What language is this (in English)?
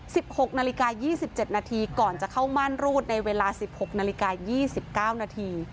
Thai